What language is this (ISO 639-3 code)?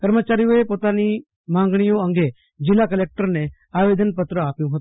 guj